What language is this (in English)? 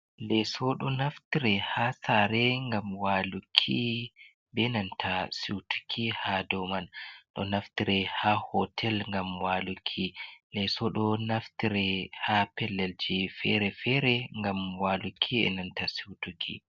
Fula